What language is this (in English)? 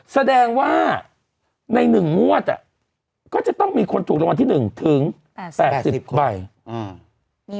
Thai